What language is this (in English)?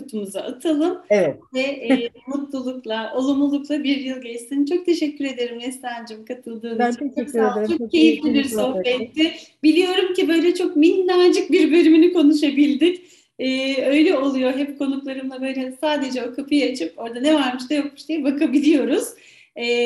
Turkish